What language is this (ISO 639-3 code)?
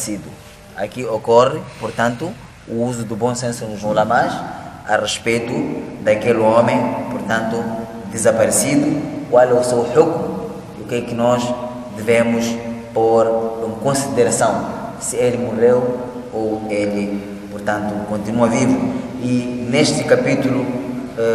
por